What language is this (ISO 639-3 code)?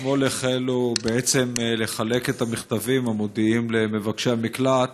heb